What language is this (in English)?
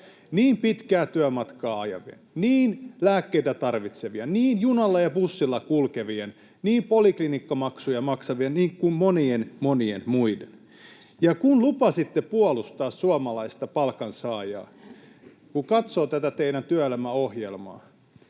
Finnish